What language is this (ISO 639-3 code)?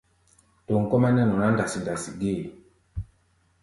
gba